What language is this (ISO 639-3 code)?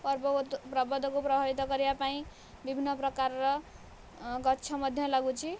ori